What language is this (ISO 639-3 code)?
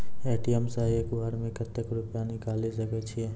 mai